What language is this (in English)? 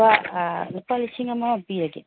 Manipuri